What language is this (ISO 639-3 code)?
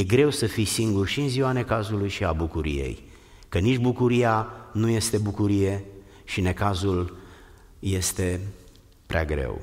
ron